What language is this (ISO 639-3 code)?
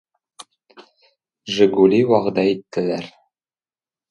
tat